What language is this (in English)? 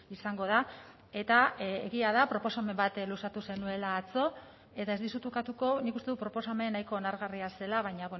Basque